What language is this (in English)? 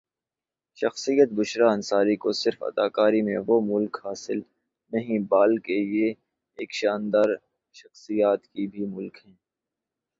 Urdu